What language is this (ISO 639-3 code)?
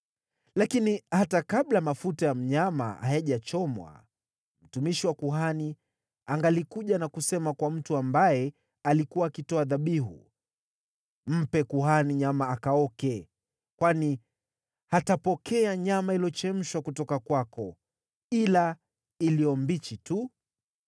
swa